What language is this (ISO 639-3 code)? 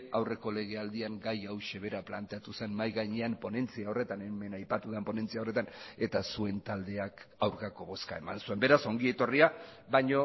eus